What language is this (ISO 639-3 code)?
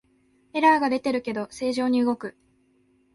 jpn